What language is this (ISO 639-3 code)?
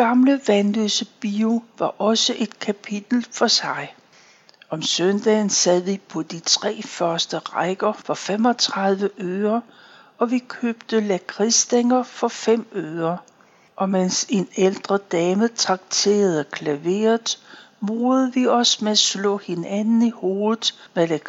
dan